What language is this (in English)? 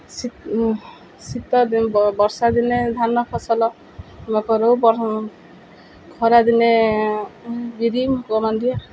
Odia